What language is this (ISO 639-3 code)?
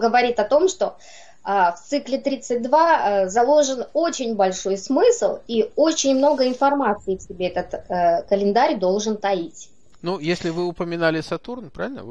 rus